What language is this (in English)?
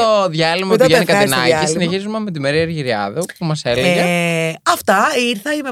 Greek